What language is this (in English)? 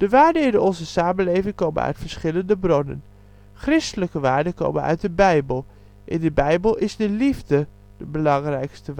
Dutch